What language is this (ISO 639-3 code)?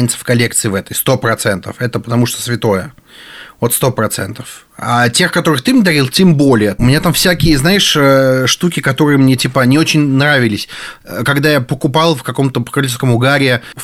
rus